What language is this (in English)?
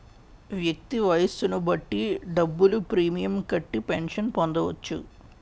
Telugu